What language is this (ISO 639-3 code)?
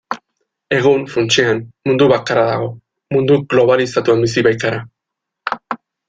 eus